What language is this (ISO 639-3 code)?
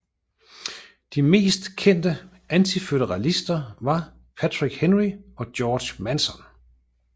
dan